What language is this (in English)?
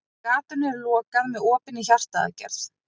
Icelandic